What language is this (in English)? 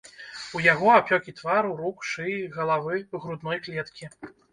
Belarusian